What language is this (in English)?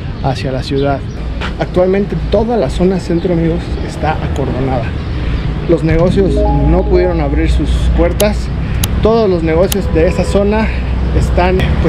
Spanish